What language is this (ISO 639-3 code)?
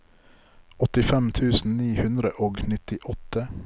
nor